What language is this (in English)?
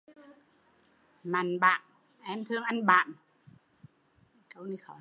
Vietnamese